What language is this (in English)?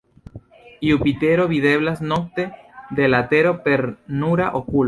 Esperanto